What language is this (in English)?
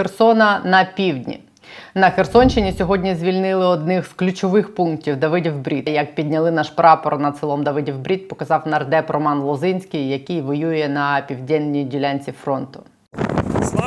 Ukrainian